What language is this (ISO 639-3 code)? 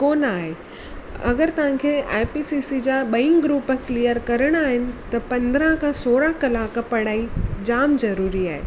snd